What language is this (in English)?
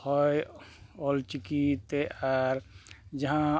Santali